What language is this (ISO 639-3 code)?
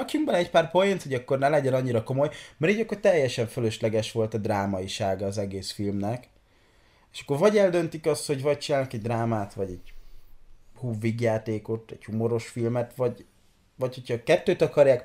hun